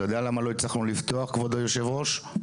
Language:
Hebrew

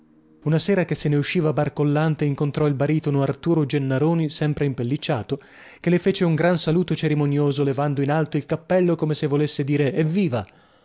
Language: Italian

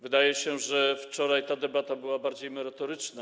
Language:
Polish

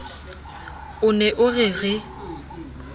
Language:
Southern Sotho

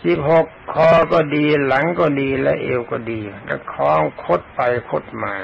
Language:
Thai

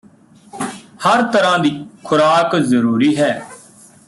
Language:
Punjabi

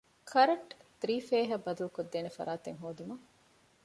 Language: Divehi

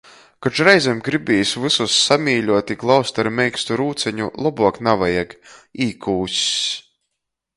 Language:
Latgalian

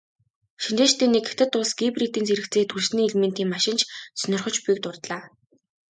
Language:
Mongolian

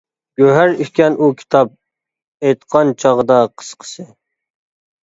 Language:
Uyghur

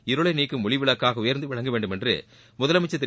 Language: Tamil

